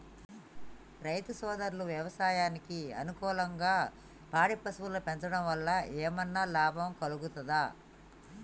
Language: Telugu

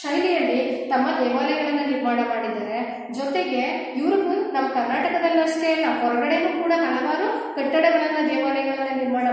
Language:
Romanian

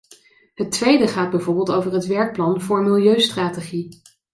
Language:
Dutch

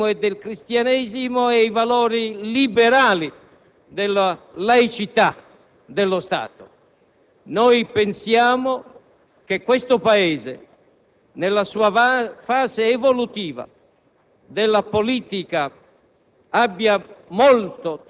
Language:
Italian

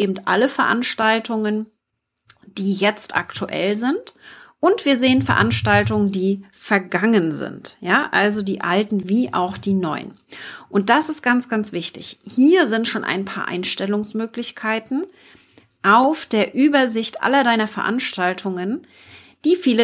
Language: German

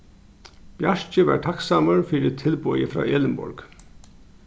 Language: Faroese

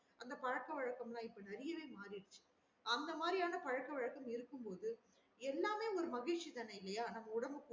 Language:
Tamil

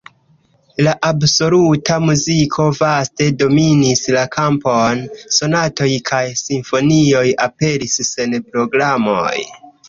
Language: Esperanto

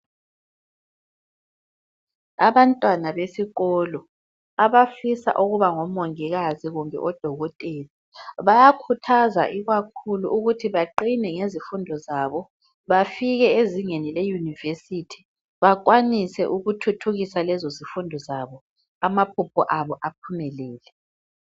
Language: North Ndebele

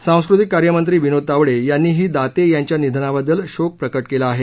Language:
Marathi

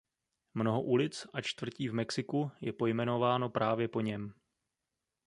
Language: Czech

